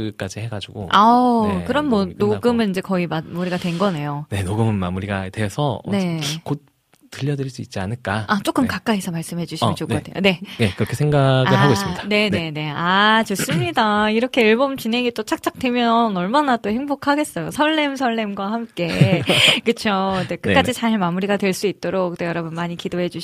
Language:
Korean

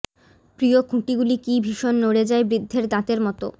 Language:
Bangla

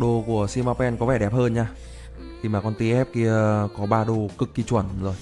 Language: Vietnamese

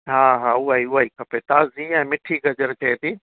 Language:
Sindhi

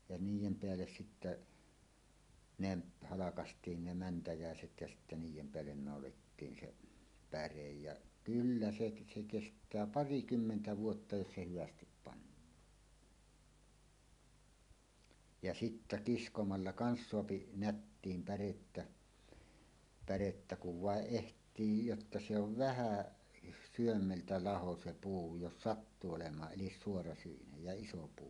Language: Finnish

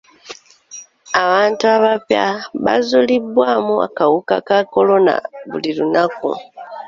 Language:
Ganda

